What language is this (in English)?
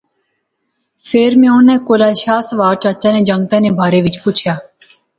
Pahari-Potwari